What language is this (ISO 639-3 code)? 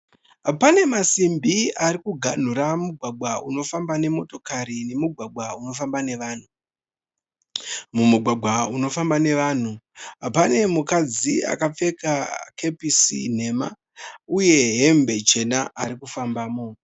sna